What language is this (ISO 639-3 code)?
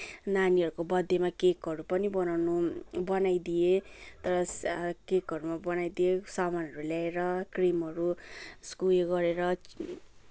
nep